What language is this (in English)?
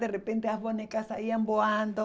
Portuguese